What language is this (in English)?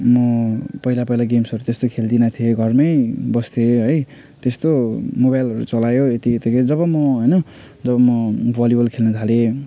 Nepali